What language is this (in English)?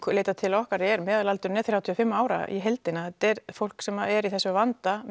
Icelandic